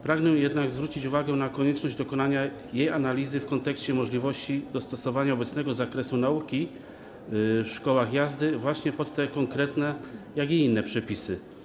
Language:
Polish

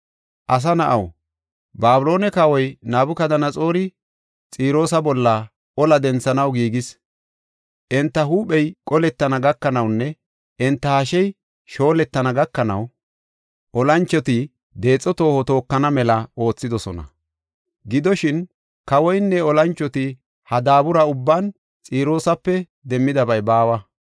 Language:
Gofa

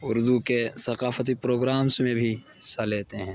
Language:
Urdu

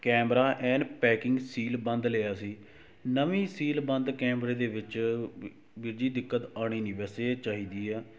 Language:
Punjabi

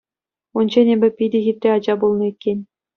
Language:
Chuvash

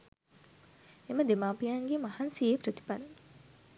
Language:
Sinhala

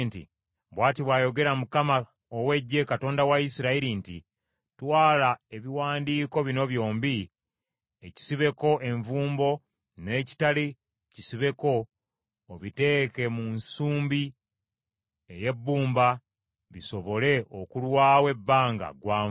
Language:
Ganda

